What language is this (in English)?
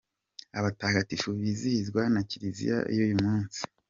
Kinyarwanda